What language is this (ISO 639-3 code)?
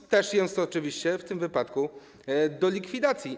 pol